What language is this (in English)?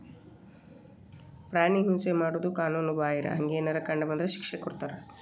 Kannada